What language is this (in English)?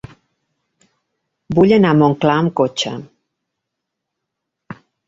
Catalan